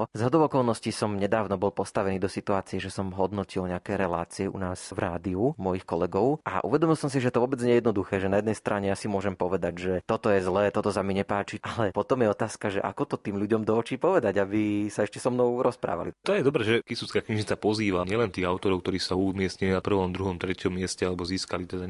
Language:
Slovak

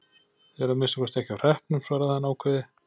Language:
Icelandic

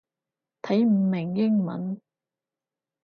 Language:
Cantonese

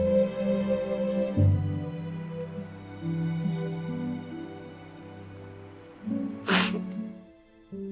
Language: Korean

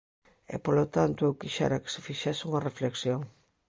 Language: Galician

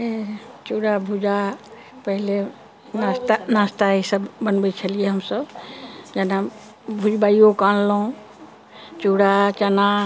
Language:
Maithili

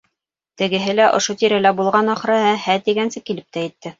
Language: Bashkir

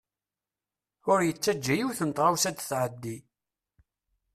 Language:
Kabyle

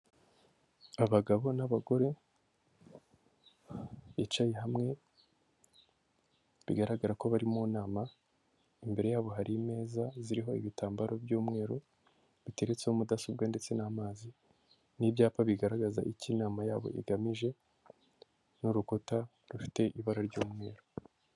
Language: Kinyarwanda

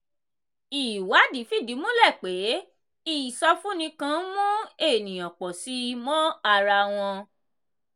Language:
Yoruba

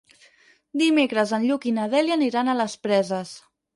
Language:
Catalan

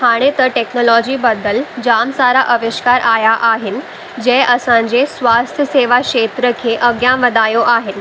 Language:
Sindhi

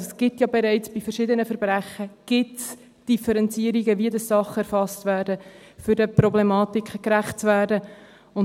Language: Swiss German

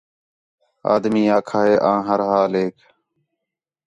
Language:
Khetrani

